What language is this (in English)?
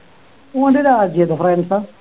Malayalam